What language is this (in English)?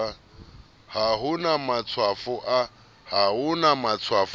Southern Sotho